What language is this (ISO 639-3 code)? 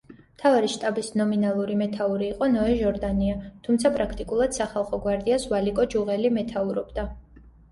kat